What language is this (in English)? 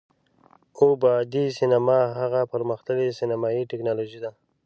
Pashto